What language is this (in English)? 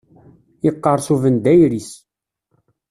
Kabyle